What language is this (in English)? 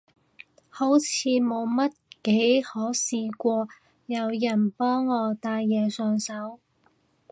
Cantonese